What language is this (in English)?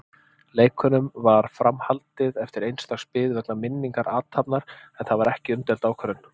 Icelandic